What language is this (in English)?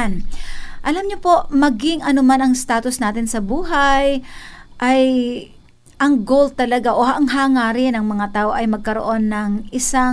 Filipino